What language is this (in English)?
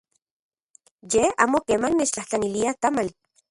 Central Puebla Nahuatl